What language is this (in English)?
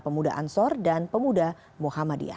Indonesian